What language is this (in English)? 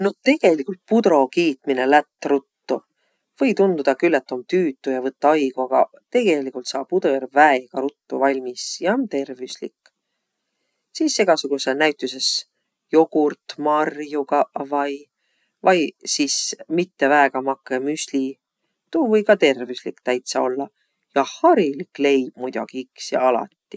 Võro